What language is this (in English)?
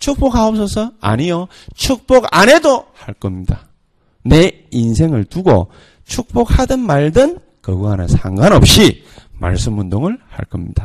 Korean